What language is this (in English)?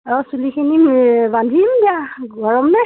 Assamese